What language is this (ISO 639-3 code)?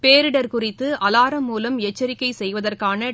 tam